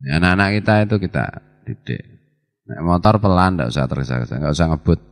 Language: Indonesian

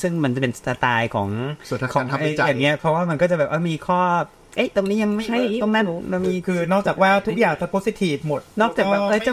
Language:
Thai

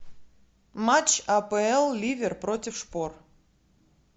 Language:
Russian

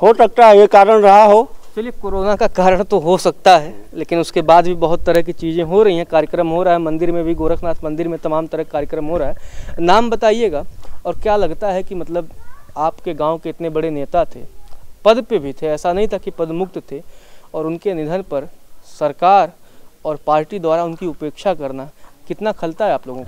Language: Hindi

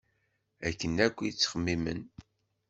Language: Kabyle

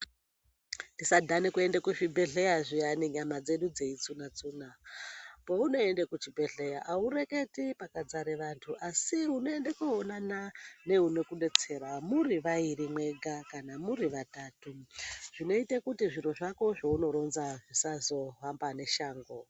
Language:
Ndau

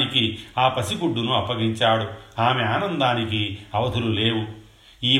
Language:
Telugu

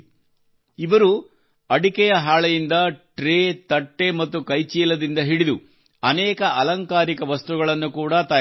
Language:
Kannada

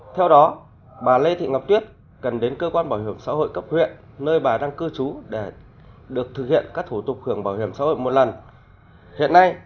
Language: Vietnamese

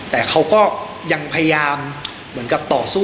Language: Thai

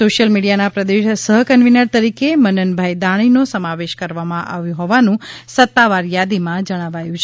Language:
Gujarati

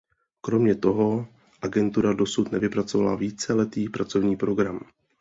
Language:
Czech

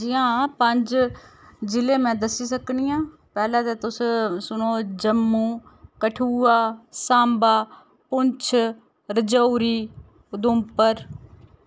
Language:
Dogri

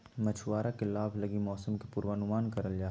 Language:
Magahi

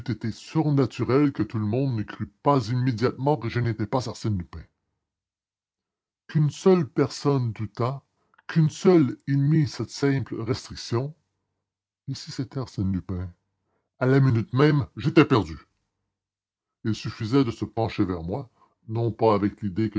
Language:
French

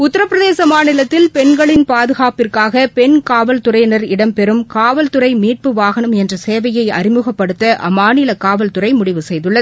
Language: Tamil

